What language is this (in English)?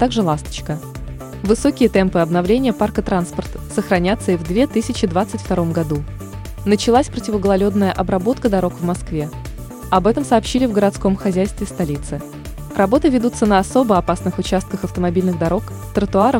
Russian